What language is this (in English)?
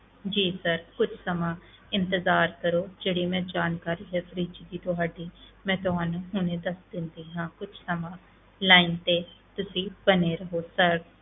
Punjabi